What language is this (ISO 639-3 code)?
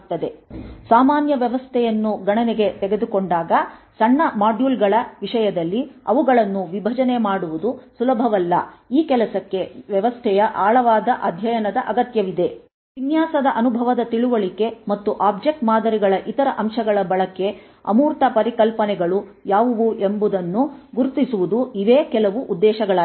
kan